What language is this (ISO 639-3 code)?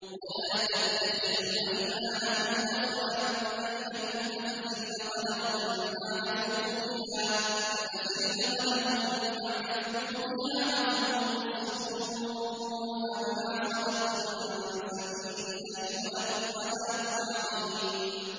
ara